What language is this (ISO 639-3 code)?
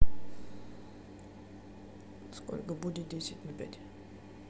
rus